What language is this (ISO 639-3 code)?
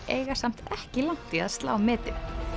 isl